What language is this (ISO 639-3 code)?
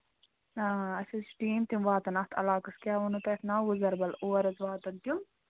kas